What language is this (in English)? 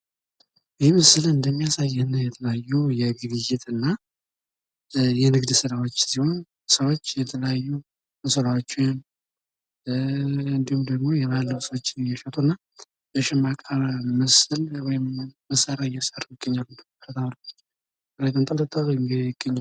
Amharic